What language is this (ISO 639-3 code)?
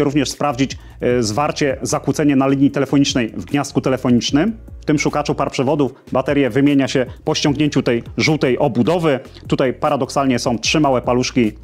pol